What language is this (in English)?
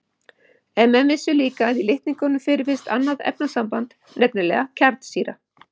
Icelandic